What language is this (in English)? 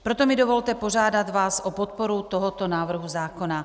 Czech